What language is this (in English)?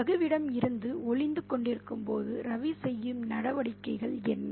Tamil